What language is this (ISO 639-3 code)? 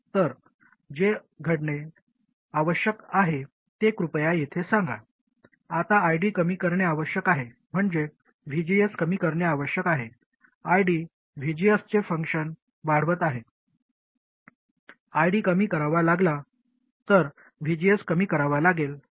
mar